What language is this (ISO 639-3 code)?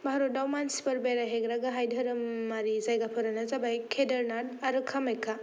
brx